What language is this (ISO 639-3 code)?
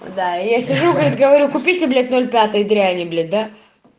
rus